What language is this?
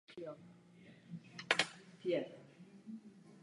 Czech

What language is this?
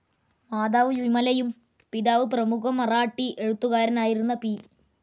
Malayalam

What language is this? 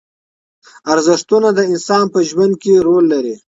Pashto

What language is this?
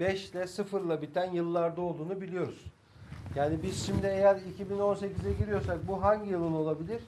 Turkish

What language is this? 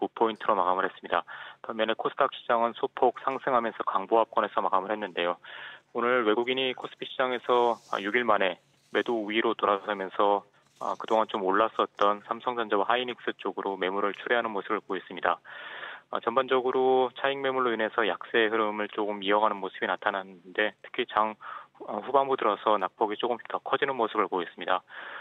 Korean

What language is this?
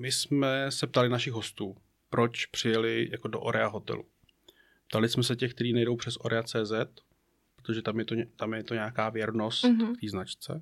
Czech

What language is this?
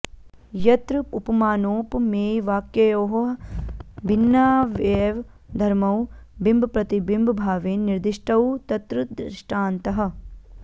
Sanskrit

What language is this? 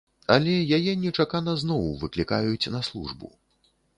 Belarusian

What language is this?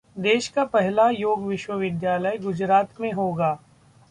Hindi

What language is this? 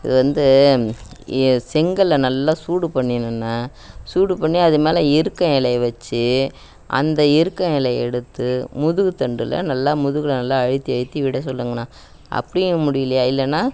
Tamil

